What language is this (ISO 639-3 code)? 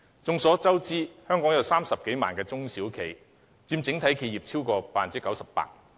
yue